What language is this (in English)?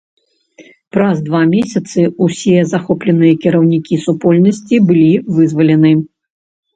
Belarusian